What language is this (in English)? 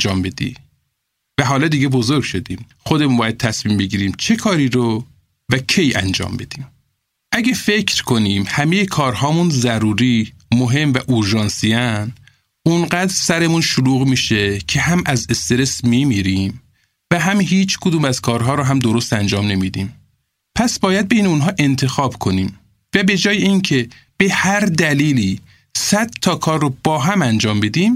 Persian